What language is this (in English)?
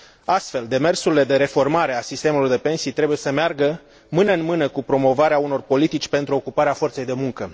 Romanian